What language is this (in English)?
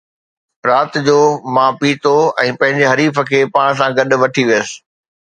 Sindhi